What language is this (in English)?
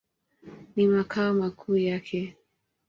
Swahili